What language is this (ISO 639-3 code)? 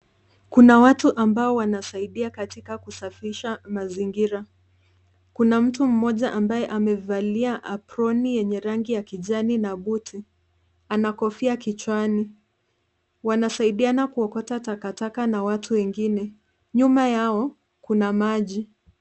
swa